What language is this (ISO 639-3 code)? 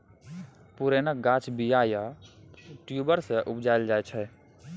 mai